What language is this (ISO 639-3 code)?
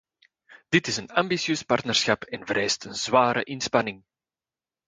nld